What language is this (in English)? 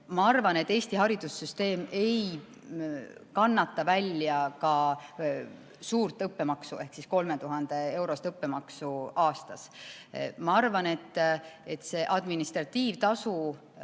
Estonian